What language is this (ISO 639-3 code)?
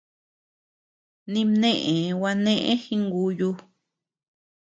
cux